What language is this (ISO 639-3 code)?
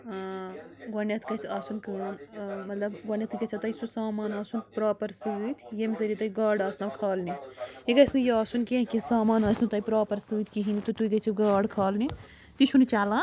kas